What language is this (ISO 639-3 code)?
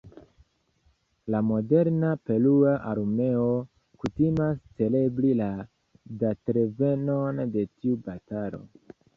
epo